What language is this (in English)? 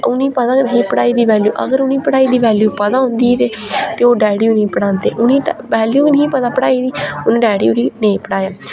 Dogri